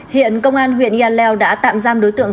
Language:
Vietnamese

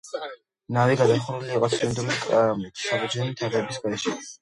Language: Georgian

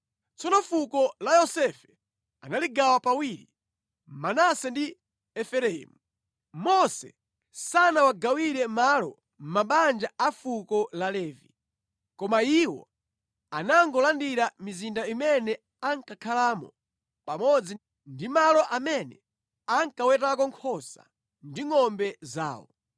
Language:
Nyanja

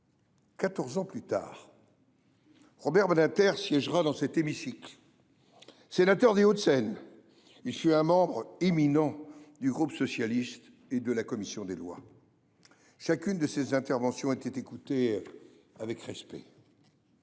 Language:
French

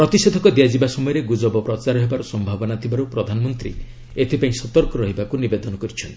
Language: Odia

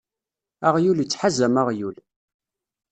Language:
Kabyle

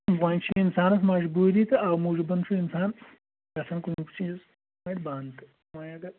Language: Kashmiri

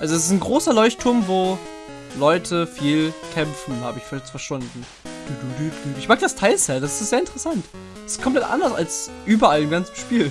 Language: German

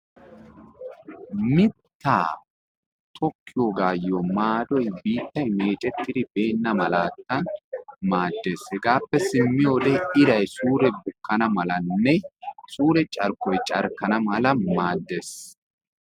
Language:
Wolaytta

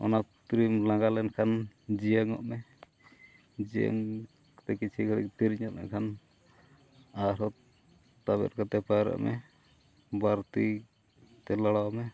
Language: Santali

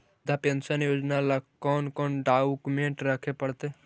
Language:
Magahi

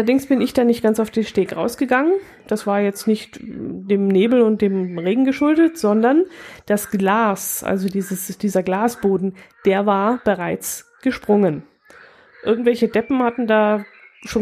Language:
German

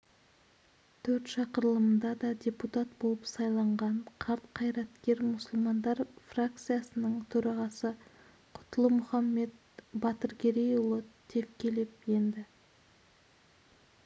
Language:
Kazakh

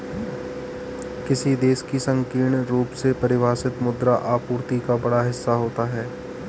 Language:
Hindi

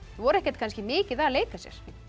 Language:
Icelandic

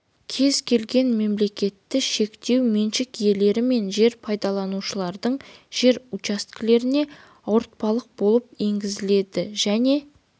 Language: Kazakh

